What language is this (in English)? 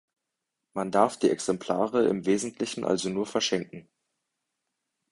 German